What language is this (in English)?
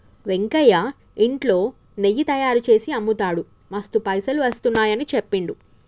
Telugu